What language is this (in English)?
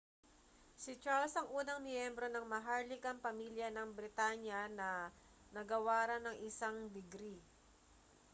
Filipino